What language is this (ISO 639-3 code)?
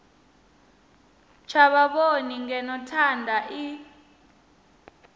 ven